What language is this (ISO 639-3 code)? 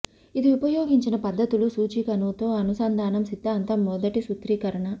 tel